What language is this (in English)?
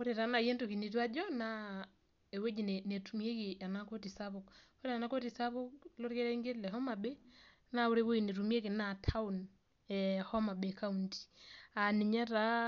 Masai